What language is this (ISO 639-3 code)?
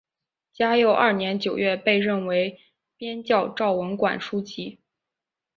zho